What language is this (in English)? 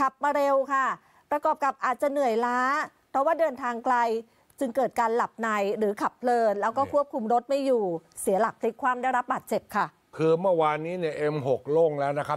Thai